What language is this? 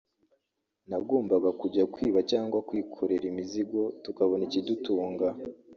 Kinyarwanda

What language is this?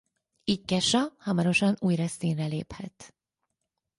Hungarian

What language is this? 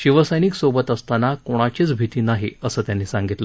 Marathi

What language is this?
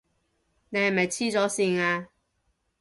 Cantonese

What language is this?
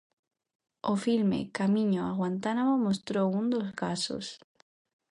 Galician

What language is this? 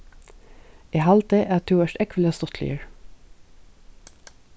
Faroese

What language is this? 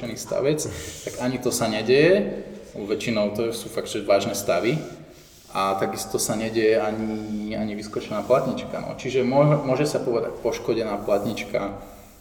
Slovak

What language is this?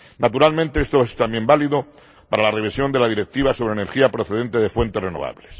Spanish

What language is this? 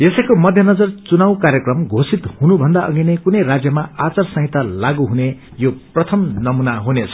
Nepali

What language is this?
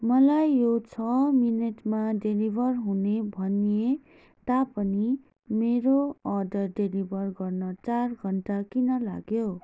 Nepali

